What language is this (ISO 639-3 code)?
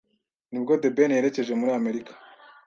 kin